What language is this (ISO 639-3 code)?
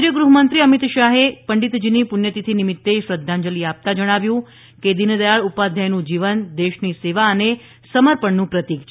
guj